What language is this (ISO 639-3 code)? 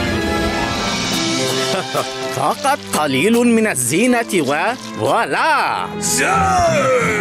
ara